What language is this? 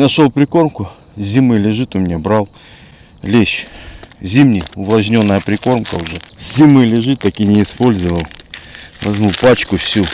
Russian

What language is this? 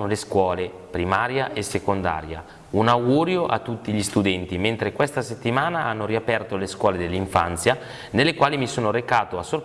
Italian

